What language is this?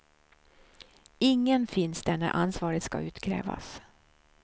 Swedish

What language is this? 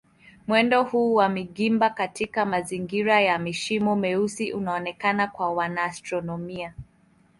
Swahili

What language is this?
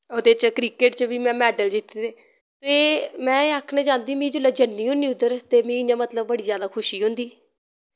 Dogri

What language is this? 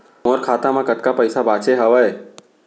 Chhattisgarhi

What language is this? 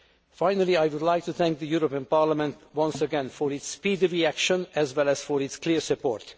English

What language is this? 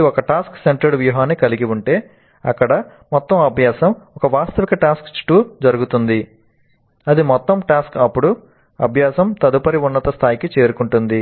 Telugu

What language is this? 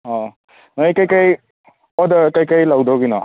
Manipuri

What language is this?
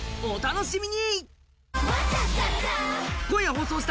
Japanese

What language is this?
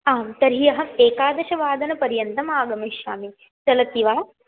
Sanskrit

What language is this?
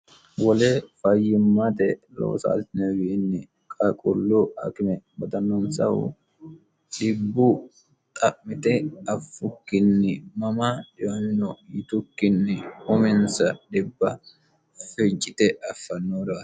Sidamo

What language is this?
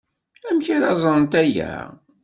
Kabyle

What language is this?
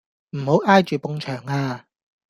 Cantonese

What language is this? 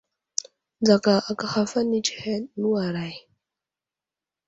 Wuzlam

